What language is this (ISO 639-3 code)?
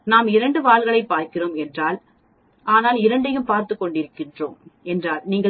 tam